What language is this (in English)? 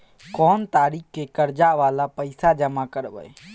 Maithili